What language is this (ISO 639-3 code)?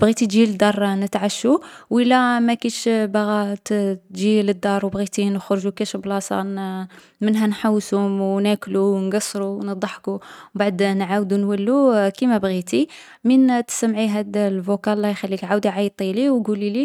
arq